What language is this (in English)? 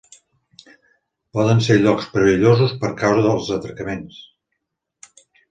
Catalan